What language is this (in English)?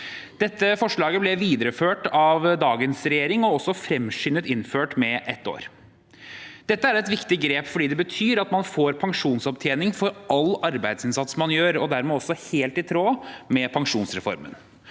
Norwegian